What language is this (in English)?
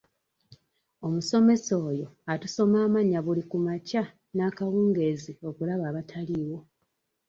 Ganda